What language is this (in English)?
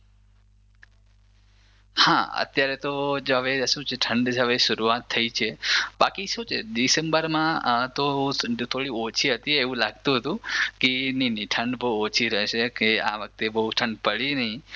Gujarati